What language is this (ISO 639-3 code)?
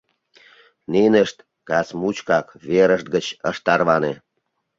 chm